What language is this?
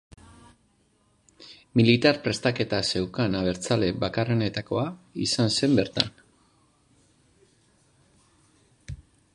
Basque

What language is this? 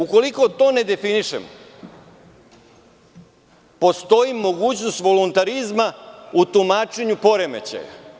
Serbian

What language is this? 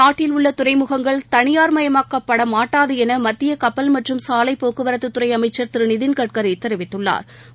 Tamil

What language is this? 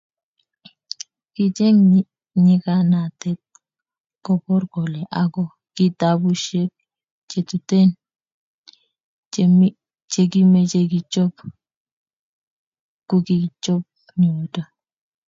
Kalenjin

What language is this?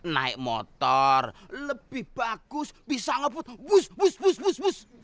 Indonesian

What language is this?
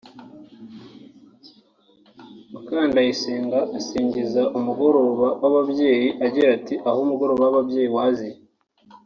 Kinyarwanda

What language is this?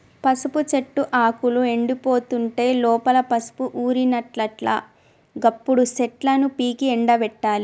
Telugu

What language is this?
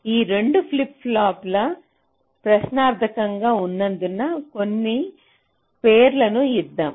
Telugu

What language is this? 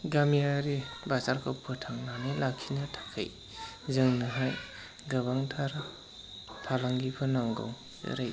Bodo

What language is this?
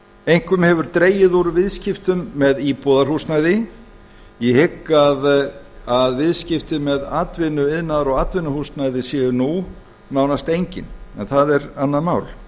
Icelandic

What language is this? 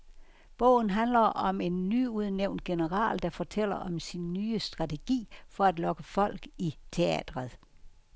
Danish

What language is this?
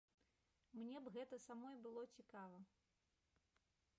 Belarusian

